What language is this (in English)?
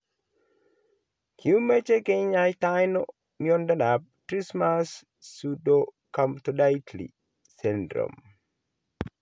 Kalenjin